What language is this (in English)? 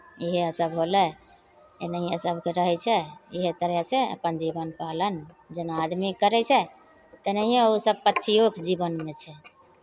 Maithili